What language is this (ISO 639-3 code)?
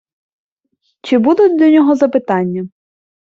ukr